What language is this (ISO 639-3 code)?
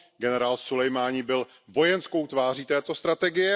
ces